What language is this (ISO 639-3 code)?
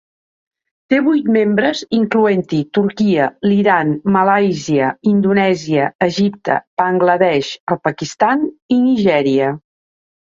cat